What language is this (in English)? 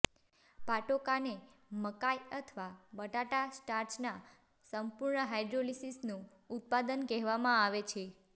Gujarati